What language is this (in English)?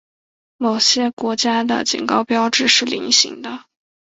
Chinese